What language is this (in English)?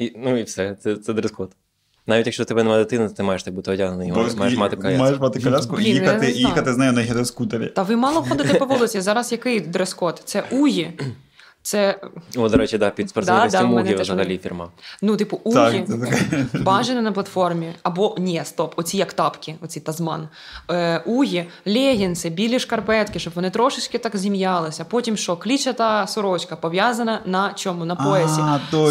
Ukrainian